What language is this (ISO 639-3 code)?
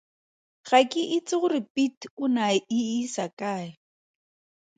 tsn